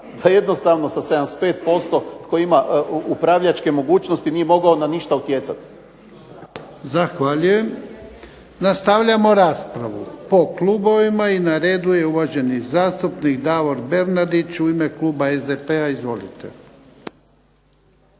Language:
Croatian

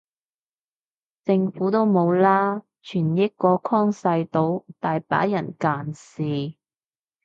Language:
Cantonese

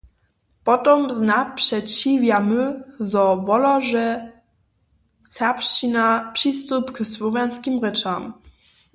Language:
Upper Sorbian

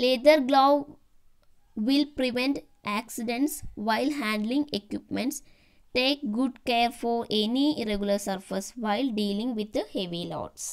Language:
Thai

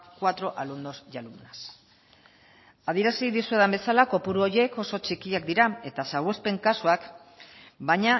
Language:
Basque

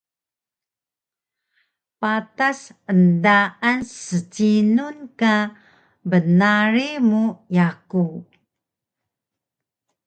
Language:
Taroko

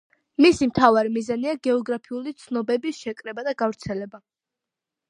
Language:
Georgian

